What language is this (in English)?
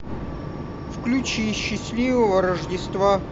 Russian